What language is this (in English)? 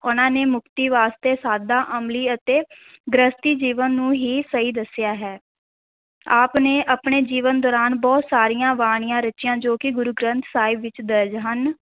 Punjabi